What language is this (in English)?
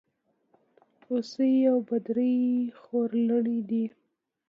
Pashto